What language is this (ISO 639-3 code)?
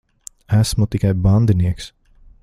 lav